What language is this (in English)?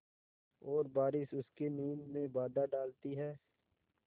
Hindi